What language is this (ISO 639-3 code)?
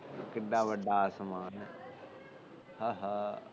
pan